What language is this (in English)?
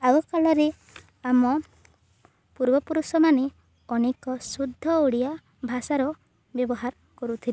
Odia